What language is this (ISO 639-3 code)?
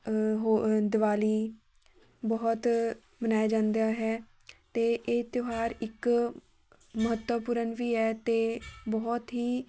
pan